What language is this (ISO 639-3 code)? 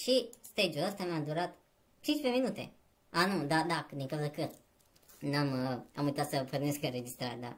ron